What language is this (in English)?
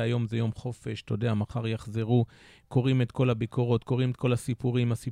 Hebrew